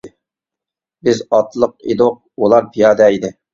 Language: Uyghur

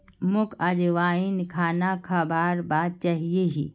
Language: Magahi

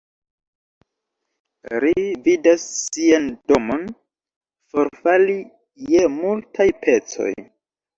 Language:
Esperanto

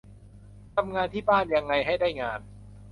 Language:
Thai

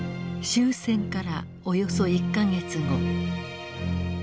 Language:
Japanese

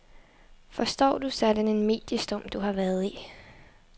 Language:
Danish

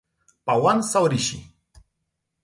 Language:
Romanian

